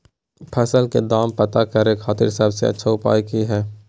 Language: Magahi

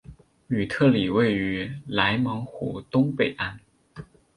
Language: Chinese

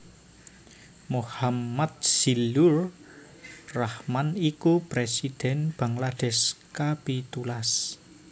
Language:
Javanese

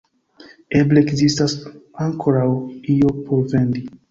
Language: Esperanto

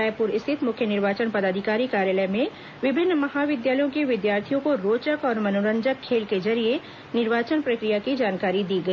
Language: Hindi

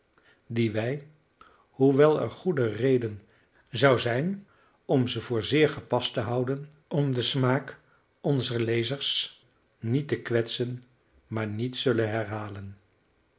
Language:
Dutch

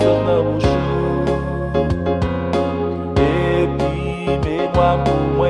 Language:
Romanian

